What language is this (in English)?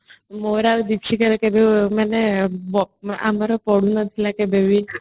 Odia